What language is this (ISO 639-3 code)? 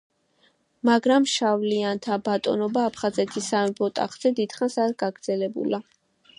kat